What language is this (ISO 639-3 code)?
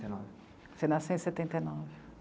por